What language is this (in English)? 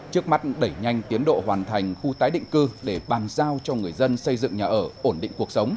Vietnamese